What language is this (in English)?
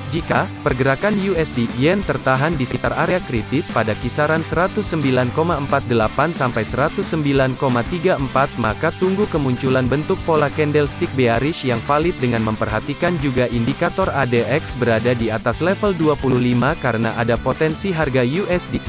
Indonesian